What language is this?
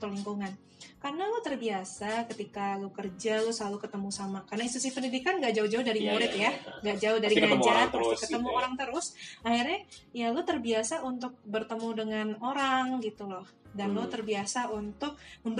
Indonesian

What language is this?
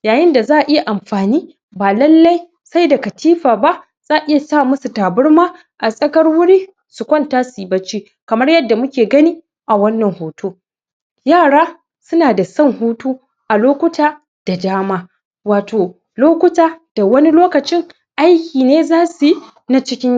Hausa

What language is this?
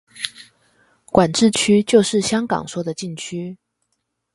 Chinese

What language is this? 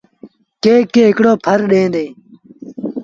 Sindhi Bhil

